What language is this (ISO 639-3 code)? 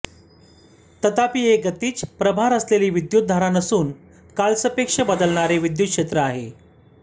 mar